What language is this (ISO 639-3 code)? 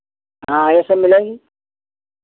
hin